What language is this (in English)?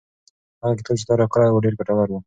Pashto